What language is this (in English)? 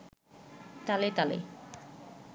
Bangla